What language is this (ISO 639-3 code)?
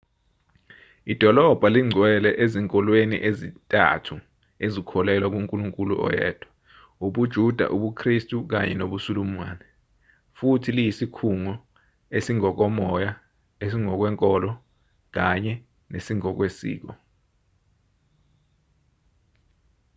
zul